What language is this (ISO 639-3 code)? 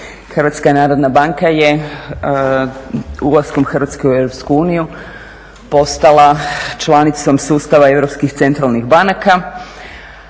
hrv